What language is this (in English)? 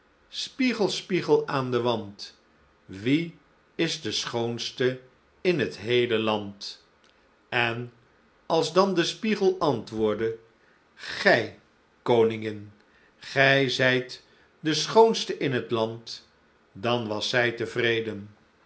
Dutch